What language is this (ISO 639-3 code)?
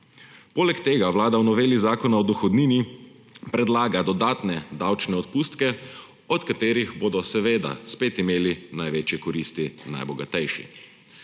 slv